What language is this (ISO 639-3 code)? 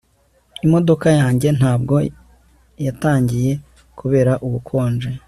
kin